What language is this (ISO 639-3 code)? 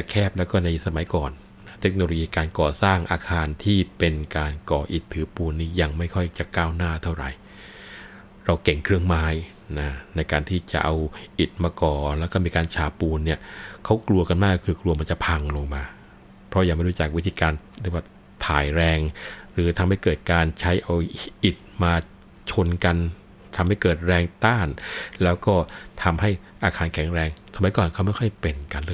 tha